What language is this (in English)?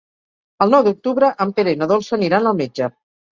Catalan